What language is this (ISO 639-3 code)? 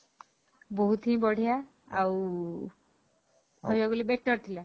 ori